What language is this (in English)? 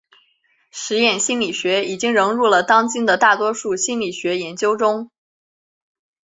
Chinese